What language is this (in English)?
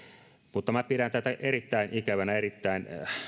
Finnish